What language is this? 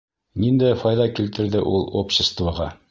Bashkir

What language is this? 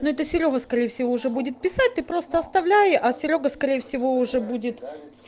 Russian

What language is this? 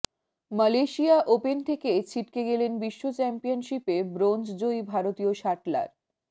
Bangla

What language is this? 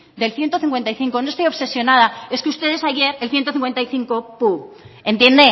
Spanish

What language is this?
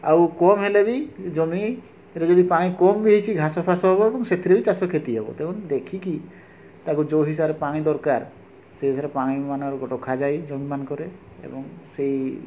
Odia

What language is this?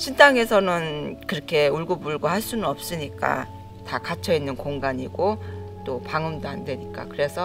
Korean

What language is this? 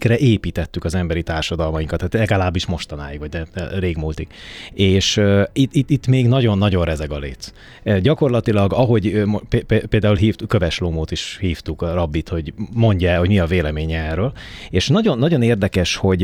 Hungarian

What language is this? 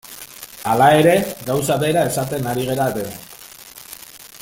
Basque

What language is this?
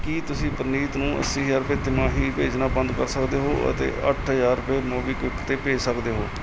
Punjabi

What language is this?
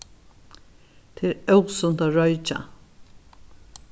Faroese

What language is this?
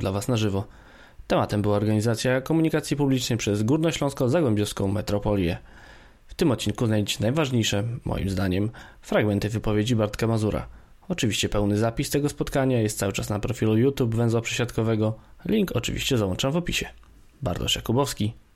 Polish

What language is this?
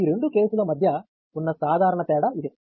Telugu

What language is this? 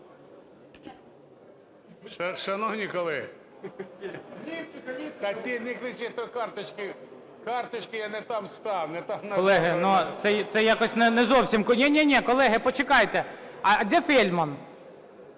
Ukrainian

